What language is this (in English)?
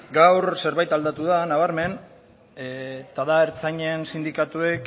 Basque